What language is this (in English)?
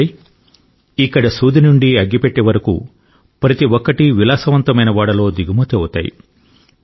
Telugu